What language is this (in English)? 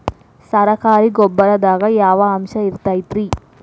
Kannada